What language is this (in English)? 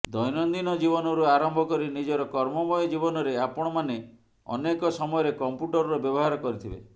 Odia